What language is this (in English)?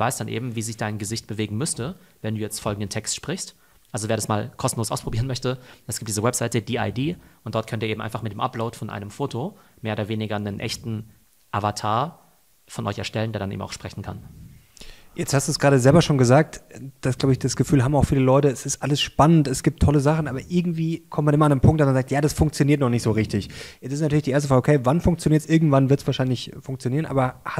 German